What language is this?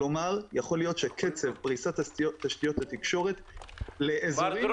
Hebrew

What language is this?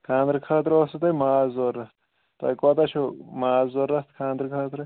Kashmiri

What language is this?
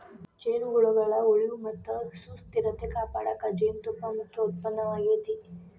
Kannada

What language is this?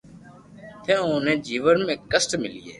Loarki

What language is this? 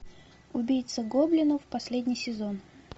Russian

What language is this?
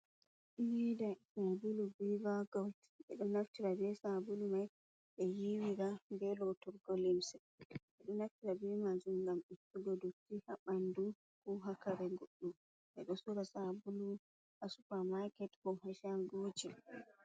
Fula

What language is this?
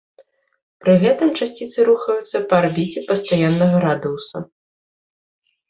Belarusian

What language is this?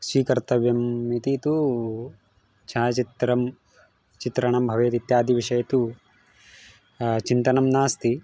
Sanskrit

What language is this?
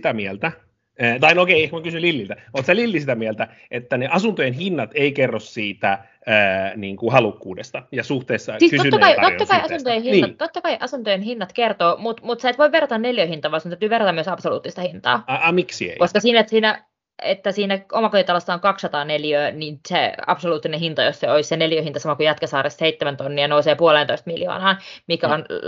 Finnish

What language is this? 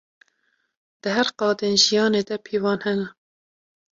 Kurdish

